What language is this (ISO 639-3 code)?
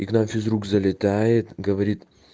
rus